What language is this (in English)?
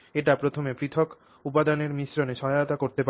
Bangla